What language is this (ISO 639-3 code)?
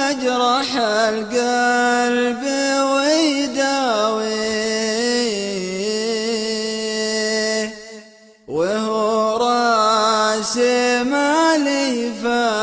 ara